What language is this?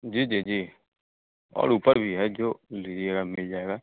Hindi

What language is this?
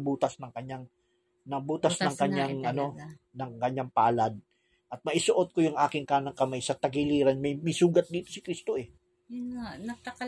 Filipino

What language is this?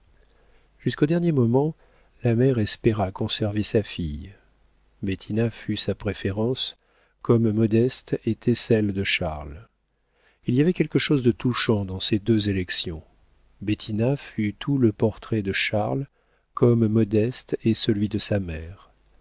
French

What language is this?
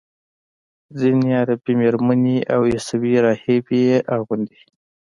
Pashto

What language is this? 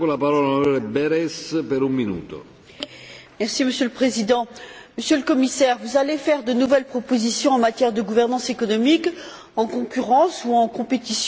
French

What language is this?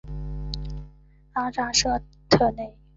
Chinese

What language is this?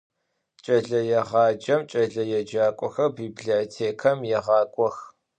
Adyghe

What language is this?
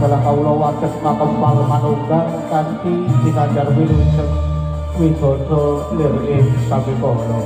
Indonesian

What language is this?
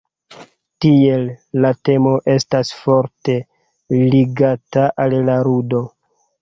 Esperanto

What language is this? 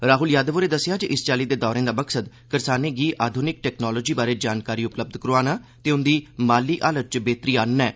Dogri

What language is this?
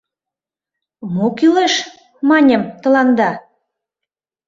Mari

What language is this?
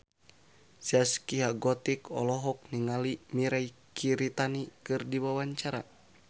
Sundanese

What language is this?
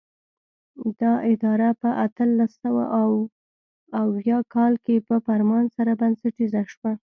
Pashto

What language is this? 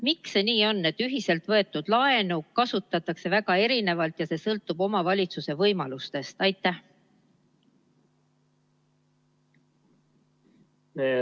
Estonian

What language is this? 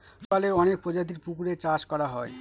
Bangla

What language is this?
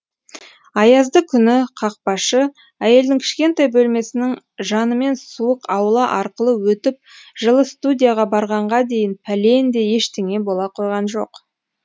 Kazakh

